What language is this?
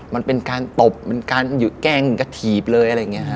Thai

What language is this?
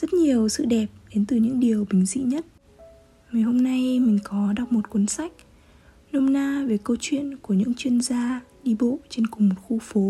Vietnamese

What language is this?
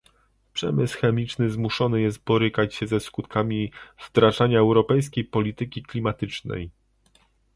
Polish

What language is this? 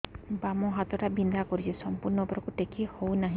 Odia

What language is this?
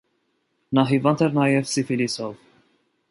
Armenian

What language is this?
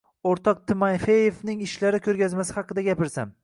Uzbek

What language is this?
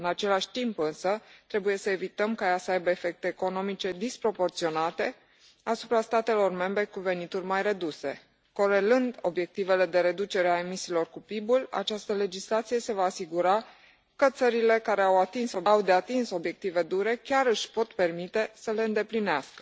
Romanian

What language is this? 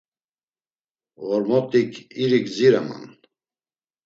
Laz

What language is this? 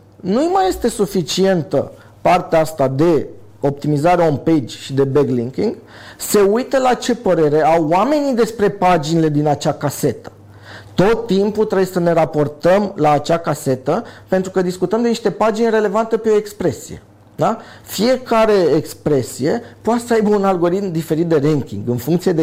Romanian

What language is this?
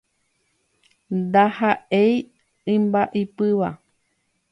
Guarani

